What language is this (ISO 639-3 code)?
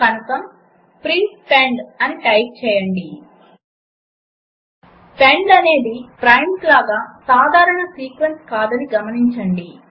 tel